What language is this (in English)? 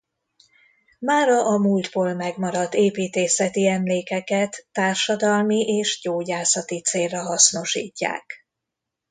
Hungarian